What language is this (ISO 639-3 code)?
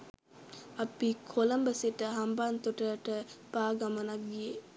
sin